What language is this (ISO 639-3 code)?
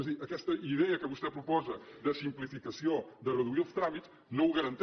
cat